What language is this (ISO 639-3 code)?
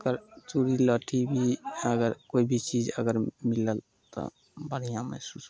mai